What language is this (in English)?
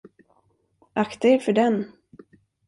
Swedish